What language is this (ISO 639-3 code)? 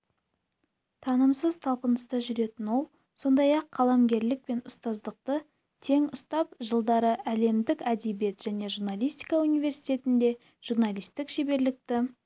kaz